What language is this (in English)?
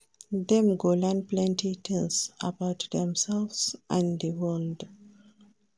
Nigerian Pidgin